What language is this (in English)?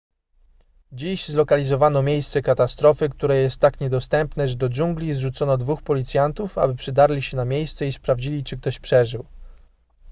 Polish